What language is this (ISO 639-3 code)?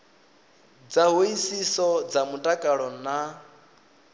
ven